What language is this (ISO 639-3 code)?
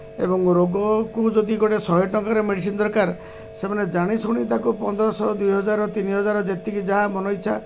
ori